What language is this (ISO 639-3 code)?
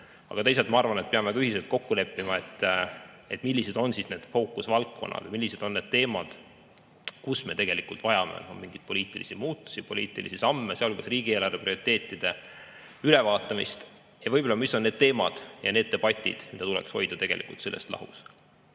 est